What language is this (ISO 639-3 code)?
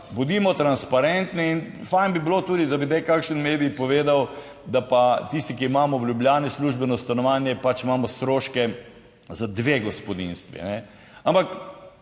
slv